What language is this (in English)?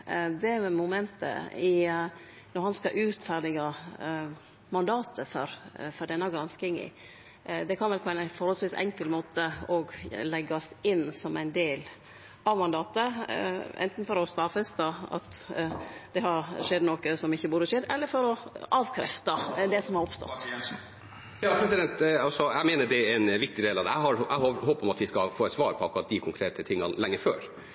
Norwegian